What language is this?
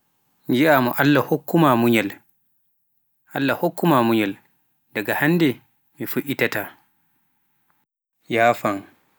Pular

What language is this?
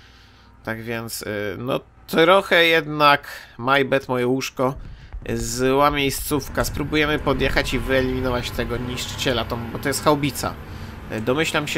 Polish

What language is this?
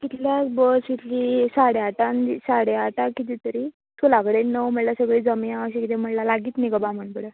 Konkani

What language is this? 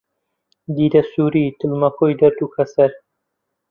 Central Kurdish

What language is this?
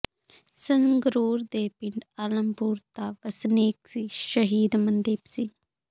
Punjabi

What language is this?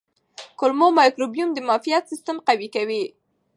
Pashto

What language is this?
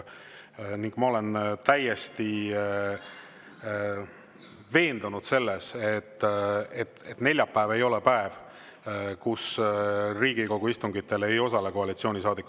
Estonian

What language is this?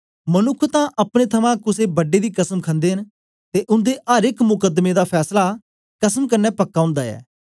Dogri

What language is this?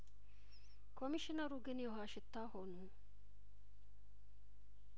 Amharic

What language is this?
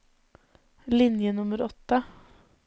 Norwegian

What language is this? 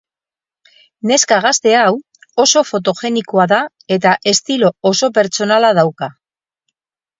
Basque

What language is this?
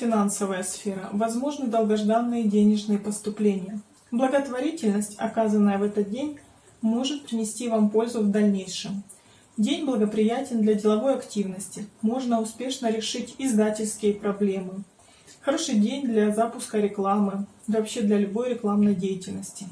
Russian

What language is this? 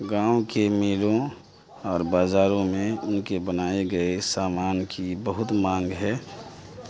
Urdu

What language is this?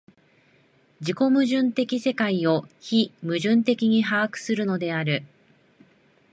Japanese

